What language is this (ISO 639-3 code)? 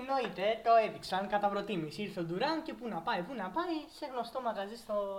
ell